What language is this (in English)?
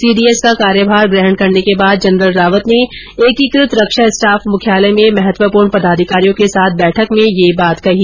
Hindi